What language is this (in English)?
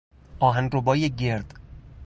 Persian